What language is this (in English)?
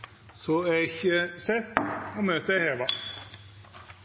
Norwegian Nynorsk